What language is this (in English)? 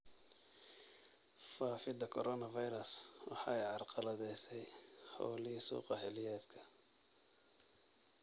Somali